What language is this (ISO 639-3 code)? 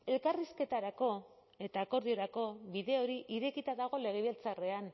eus